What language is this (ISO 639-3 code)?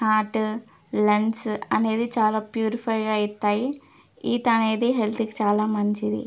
tel